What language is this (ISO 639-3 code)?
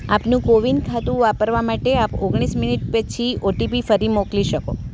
guj